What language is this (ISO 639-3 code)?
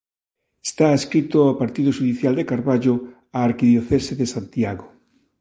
glg